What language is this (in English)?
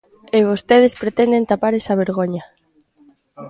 Galician